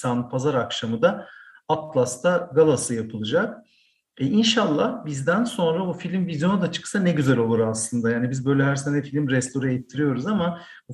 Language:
Turkish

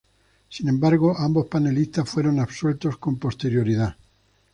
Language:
Spanish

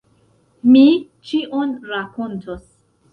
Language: Esperanto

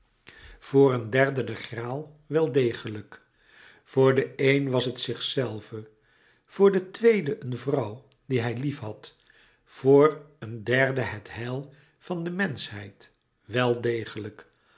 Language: Dutch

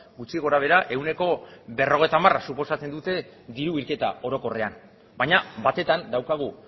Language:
Basque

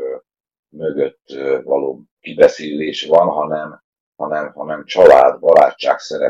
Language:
Hungarian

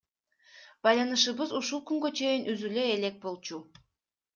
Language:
Kyrgyz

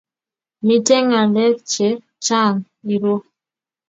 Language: Kalenjin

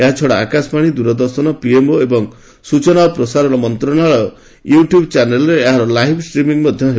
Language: Odia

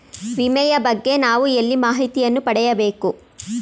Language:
Kannada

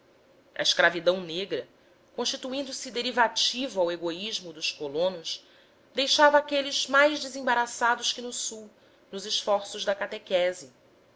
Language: Portuguese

